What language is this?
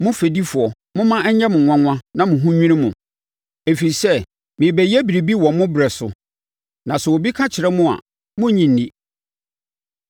Akan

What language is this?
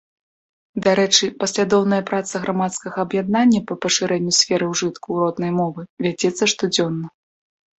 Belarusian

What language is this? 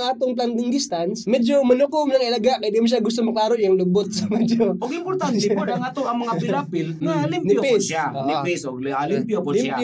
Filipino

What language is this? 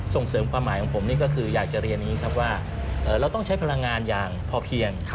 Thai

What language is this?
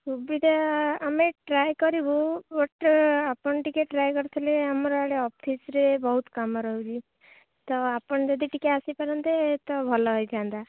Odia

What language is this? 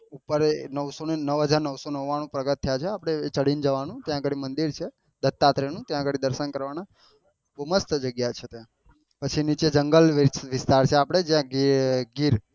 Gujarati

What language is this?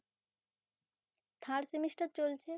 Bangla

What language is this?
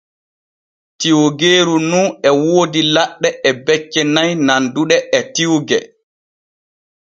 Borgu Fulfulde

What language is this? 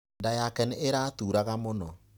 Kikuyu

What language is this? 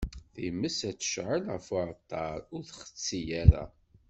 Kabyle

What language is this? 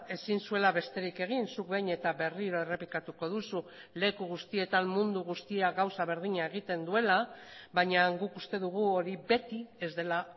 Basque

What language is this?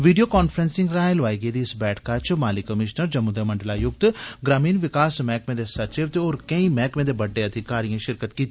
Dogri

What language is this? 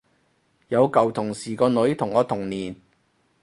Cantonese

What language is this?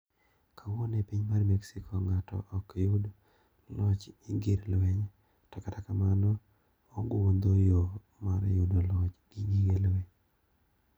Luo (Kenya and Tanzania)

